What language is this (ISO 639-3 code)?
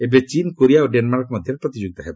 ori